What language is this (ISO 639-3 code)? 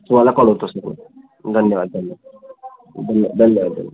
mar